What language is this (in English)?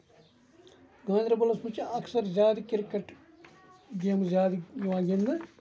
Kashmiri